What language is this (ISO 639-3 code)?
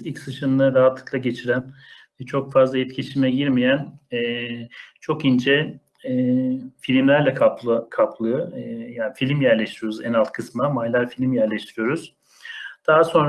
tur